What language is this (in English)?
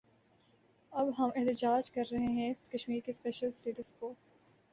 Urdu